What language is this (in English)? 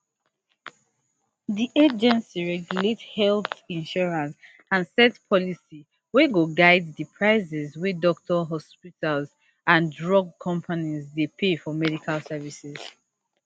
Nigerian Pidgin